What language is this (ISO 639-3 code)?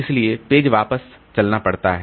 hin